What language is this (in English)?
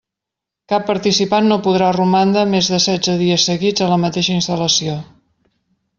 Catalan